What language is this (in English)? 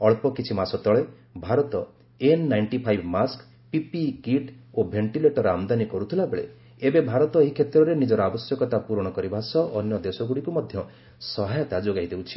Odia